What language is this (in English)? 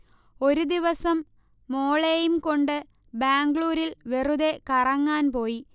Malayalam